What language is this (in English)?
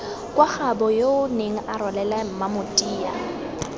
Tswana